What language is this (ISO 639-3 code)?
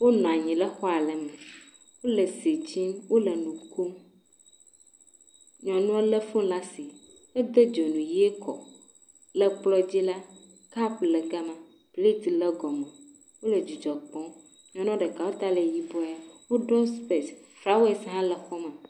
ewe